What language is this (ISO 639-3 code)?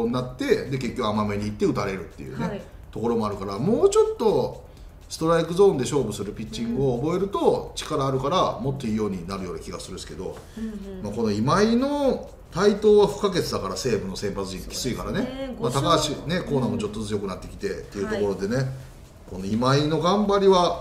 jpn